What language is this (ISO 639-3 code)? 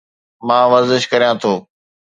snd